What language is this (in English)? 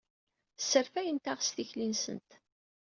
Kabyle